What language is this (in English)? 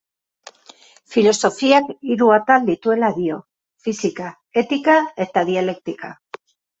Basque